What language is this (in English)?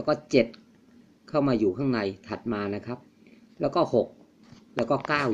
Thai